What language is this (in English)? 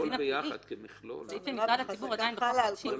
Hebrew